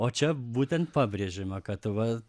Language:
Lithuanian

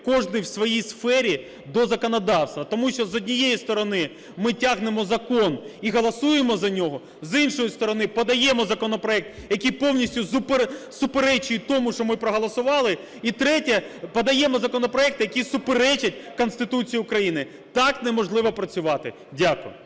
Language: Ukrainian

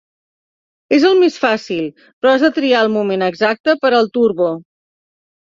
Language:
Catalan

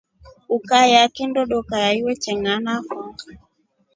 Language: Rombo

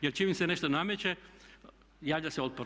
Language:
Croatian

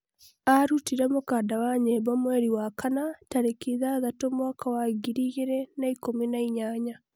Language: Kikuyu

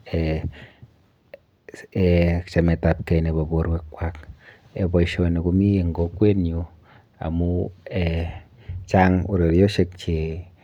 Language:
Kalenjin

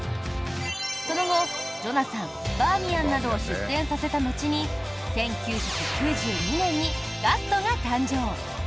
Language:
Japanese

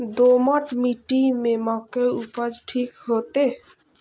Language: Maithili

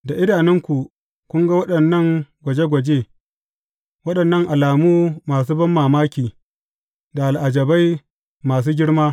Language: Hausa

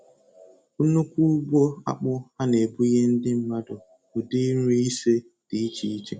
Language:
Igbo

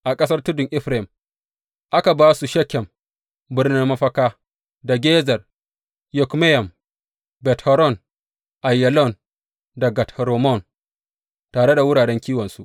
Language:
Hausa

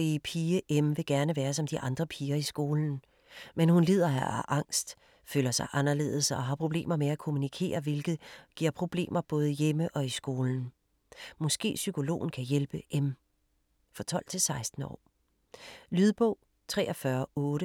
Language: Danish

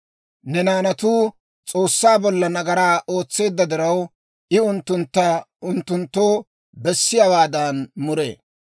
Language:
Dawro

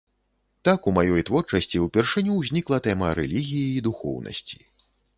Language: Belarusian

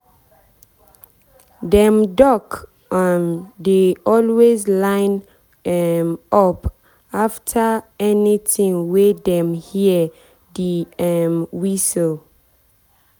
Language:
Nigerian Pidgin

